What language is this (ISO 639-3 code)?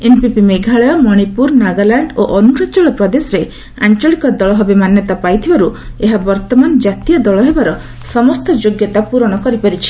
ori